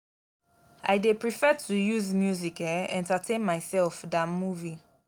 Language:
Nigerian Pidgin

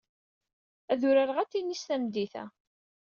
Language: Kabyle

